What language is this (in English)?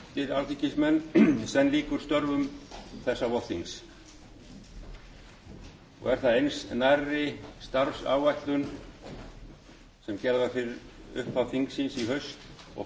Icelandic